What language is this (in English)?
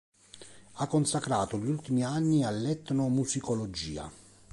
Italian